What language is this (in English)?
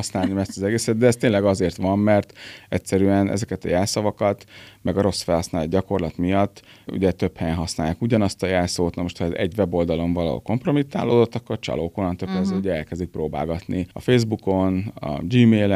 Hungarian